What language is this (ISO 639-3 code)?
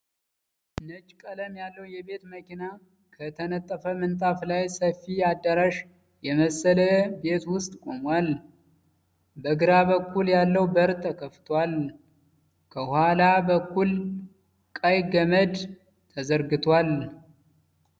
amh